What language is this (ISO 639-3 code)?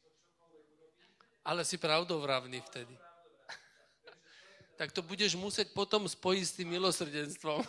slk